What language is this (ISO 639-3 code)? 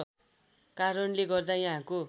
nep